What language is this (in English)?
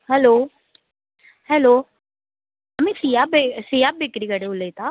Konkani